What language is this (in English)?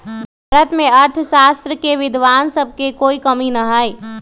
Magahi